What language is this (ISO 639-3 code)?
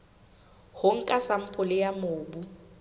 sot